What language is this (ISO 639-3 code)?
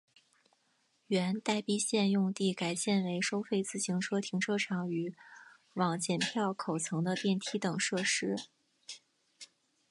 zho